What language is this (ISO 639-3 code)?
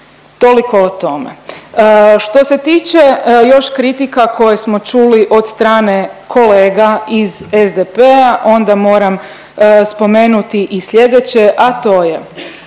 hrv